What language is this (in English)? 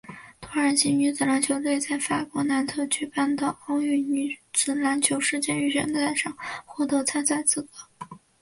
Chinese